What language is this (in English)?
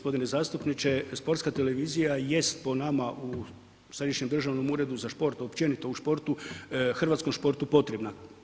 Croatian